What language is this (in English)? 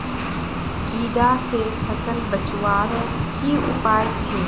Magahi